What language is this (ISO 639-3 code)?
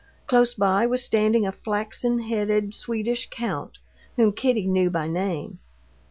eng